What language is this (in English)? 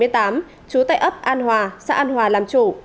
Vietnamese